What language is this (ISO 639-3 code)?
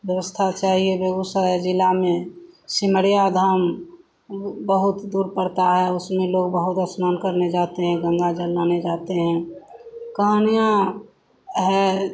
hin